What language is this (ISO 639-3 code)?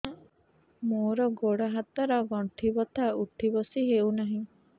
ori